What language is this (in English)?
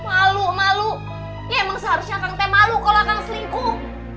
Indonesian